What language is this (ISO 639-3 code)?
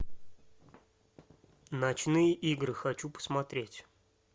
rus